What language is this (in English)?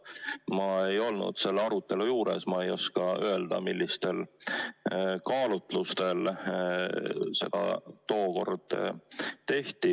Estonian